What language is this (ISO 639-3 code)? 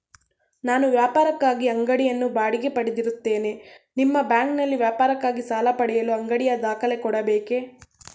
kan